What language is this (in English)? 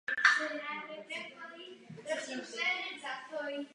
Czech